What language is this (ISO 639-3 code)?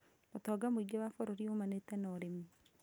kik